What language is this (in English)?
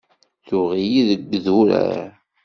Kabyle